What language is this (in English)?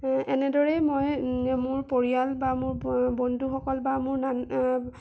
Assamese